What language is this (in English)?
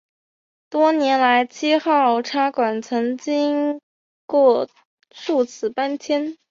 Chinese